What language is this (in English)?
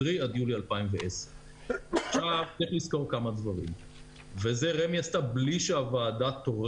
Hebrew